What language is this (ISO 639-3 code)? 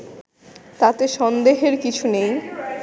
ben